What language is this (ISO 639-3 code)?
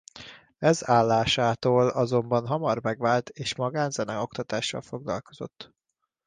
hun